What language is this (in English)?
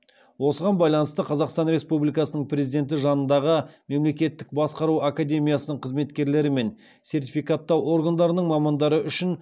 Kazakh